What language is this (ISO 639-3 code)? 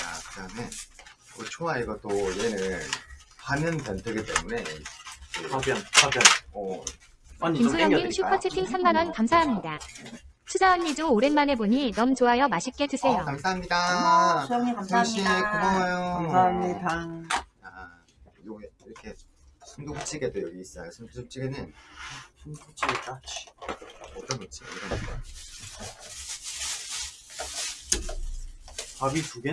kor